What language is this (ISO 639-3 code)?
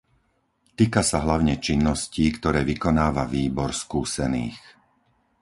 slk